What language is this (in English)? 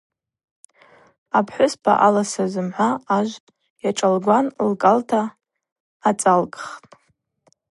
Abaza